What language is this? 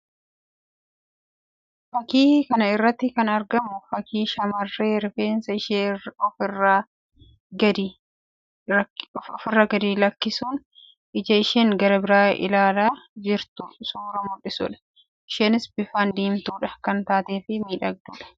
Oromo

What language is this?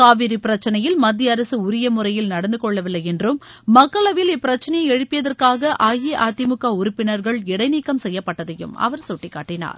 Tamil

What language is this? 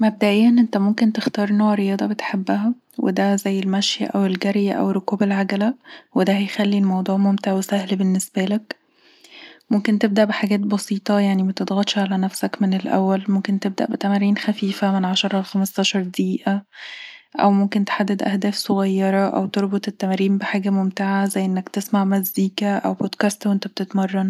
Egyptian Arabic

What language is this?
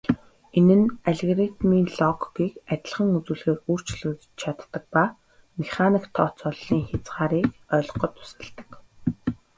Mongolian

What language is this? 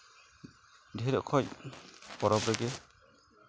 Santali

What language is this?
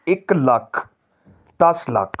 Punjabi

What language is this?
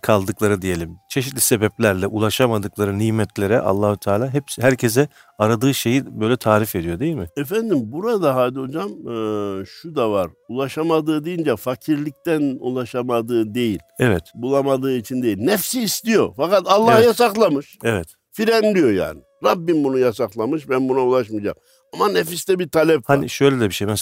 Turkish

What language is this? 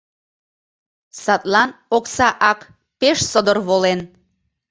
Mari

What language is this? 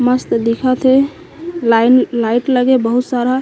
Chhattisgarhi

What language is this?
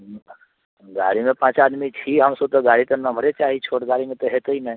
Maithili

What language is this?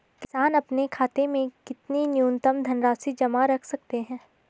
Hindi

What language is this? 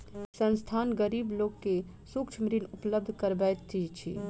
Maithili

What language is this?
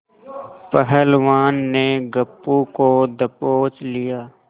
Hindi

